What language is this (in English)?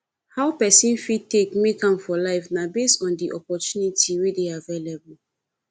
Nigerian Pidgin